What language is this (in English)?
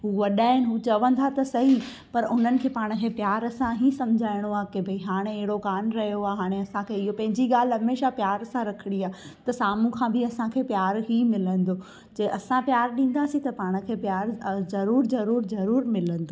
Sindhi